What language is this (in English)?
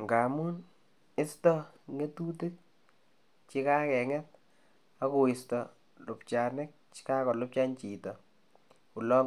Kalenjin